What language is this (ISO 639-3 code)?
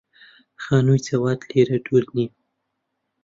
ckb